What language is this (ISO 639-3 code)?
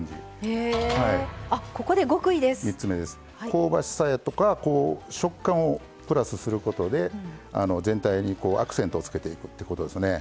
jpn